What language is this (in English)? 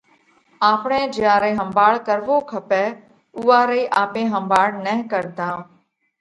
Parkari Koli